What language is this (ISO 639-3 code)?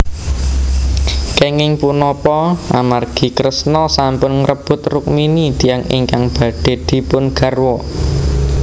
jav